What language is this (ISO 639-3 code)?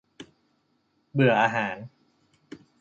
tha